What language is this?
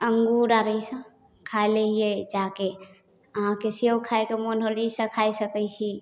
Maithili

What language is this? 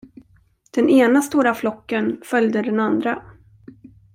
Swedish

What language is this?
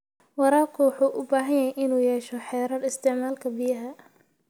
Somali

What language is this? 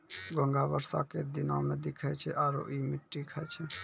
Maithili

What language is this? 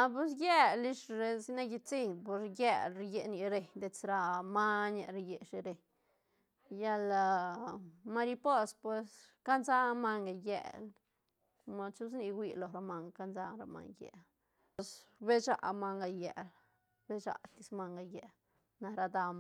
Santa Catarina Albarradas Zapotec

